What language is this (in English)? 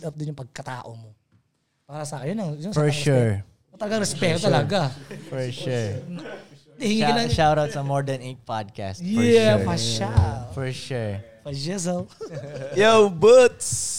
Filipino